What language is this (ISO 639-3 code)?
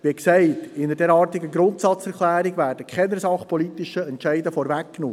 gsw